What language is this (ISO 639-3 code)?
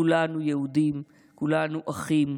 heb